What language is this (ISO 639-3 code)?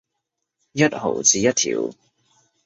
yue